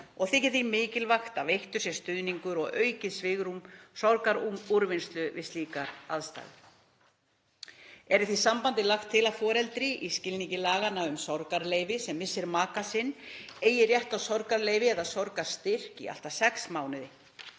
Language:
Icelandic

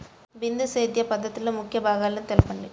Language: Telugu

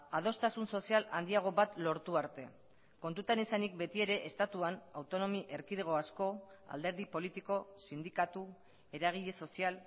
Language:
Basque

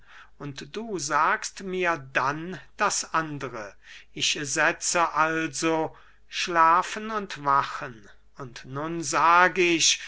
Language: German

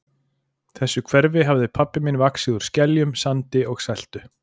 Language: Icelandic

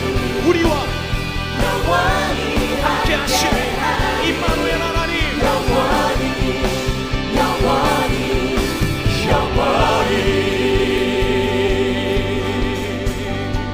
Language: Korean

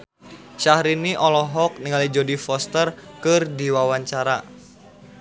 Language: Sundanese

